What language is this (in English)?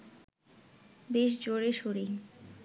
Bangla